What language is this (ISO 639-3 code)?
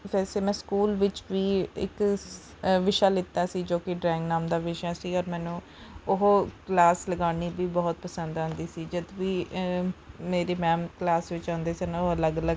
pan